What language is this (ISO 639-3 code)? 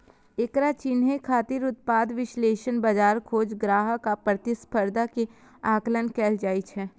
mai